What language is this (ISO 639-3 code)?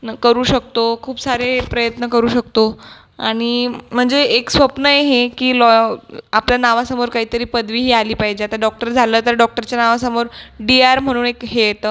mar